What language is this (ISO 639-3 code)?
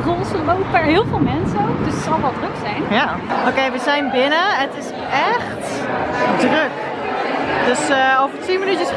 nld